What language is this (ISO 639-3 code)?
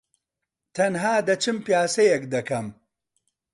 ckb